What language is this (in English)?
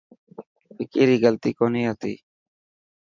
Dhatki